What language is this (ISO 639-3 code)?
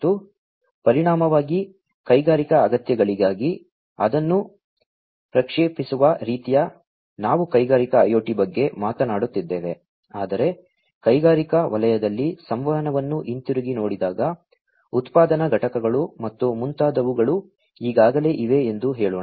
kan